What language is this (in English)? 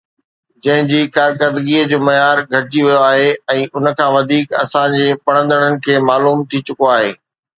Sindhi